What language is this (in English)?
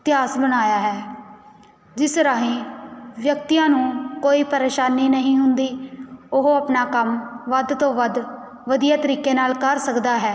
Punjabi